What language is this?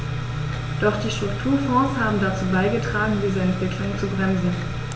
German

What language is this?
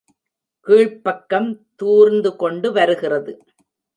Tamil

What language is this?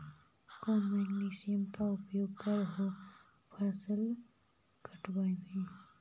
Magahi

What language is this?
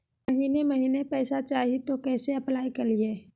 Magahi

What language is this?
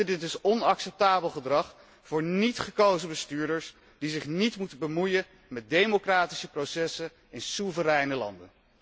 Dutch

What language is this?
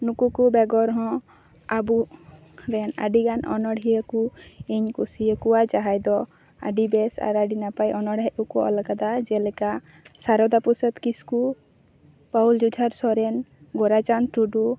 Santali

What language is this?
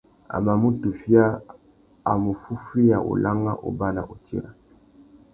Tuki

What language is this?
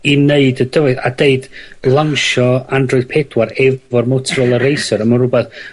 Welsh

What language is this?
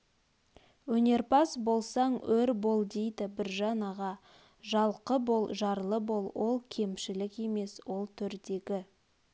Kazakh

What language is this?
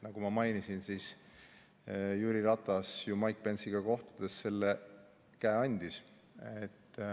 Estonian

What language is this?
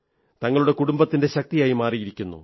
Malayalam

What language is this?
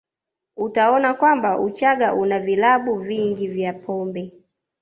Swahili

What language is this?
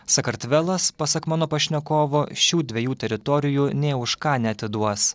Lithuanian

